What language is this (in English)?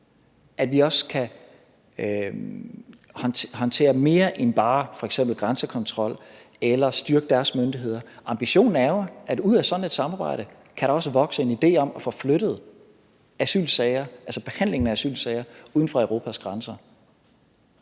Danish